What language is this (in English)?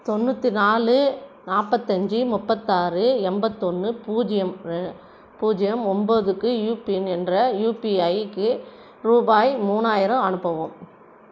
Tamil